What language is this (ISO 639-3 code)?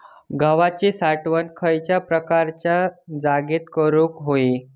mar